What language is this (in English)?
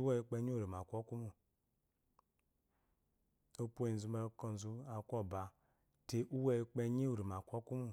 Eloyi